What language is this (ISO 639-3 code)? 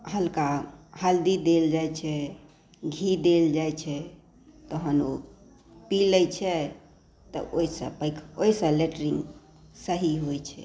mai